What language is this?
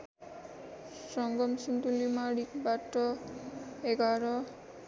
Nepali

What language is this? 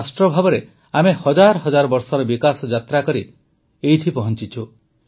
Odia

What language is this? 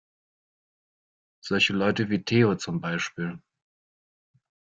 German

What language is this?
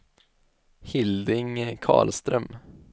Swedish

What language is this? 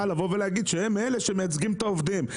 Hebrew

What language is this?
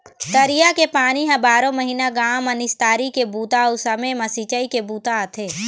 Chhattisgarhi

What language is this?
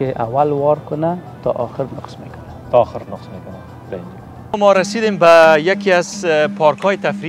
Persian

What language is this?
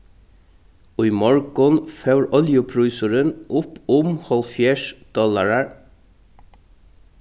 Faroese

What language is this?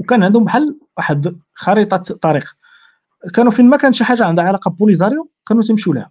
Arabic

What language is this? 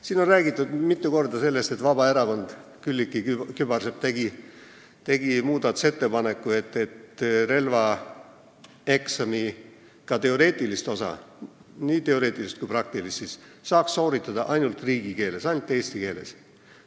Estonian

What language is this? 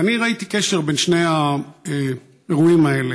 Hebrew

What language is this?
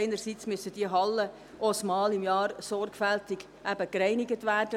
Swiss German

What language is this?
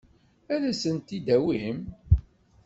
Kabyle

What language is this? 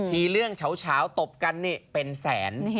Thai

